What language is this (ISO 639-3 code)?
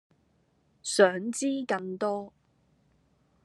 yue